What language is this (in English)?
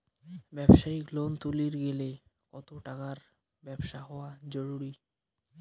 Bangla